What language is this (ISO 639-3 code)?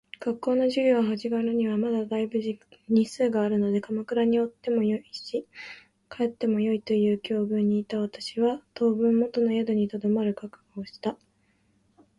jpn